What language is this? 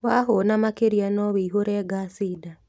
Kikuyu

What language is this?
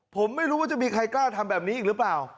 Thai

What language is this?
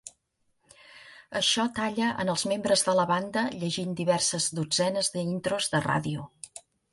Catalan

